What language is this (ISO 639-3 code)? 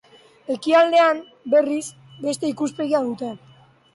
eus